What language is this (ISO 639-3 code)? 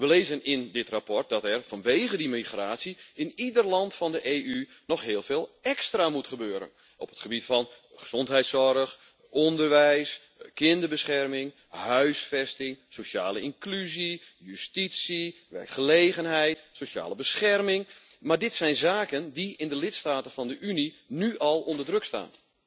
nld